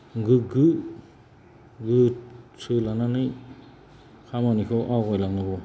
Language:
Bodo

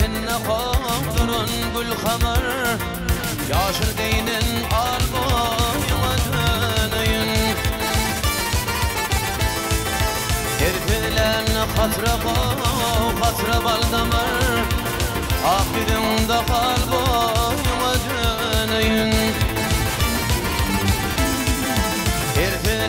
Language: Arabic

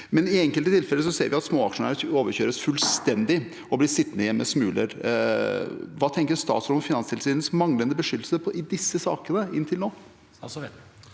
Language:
Norwegian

